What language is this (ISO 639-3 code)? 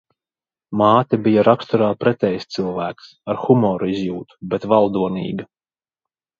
lav